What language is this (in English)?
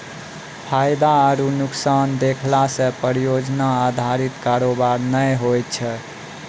Maithili